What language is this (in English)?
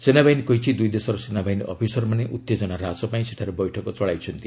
Odia